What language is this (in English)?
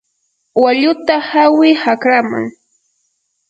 Yanahuanca Pasco Quechua